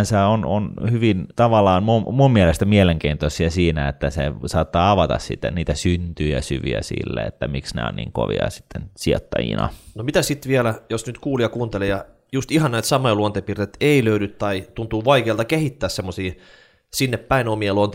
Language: Finnish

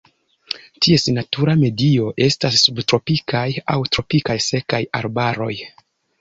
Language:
Esperanto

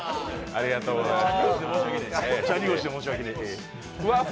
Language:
Japanese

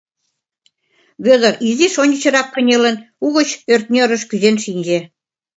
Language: Mari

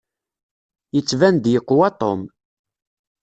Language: Kabyle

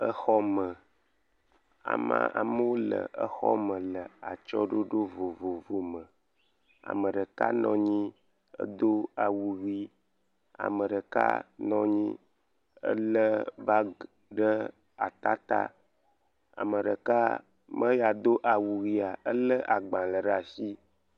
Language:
Ewe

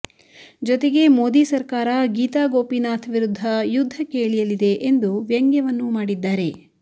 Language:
Kannada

